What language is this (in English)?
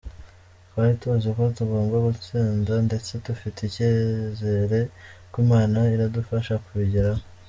Kinyarwanda